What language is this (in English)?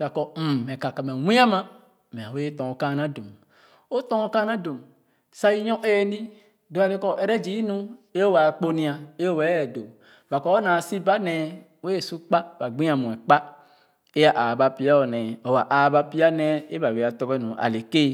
Khana